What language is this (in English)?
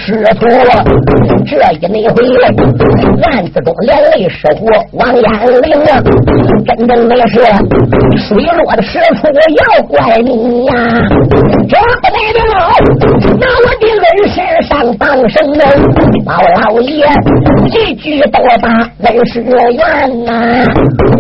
Chinese